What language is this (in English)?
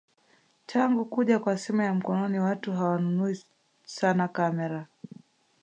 Swahili